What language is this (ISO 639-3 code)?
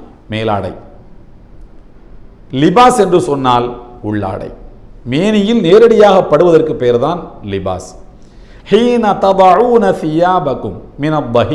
ind